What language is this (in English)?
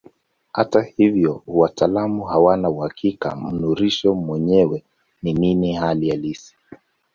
Swahili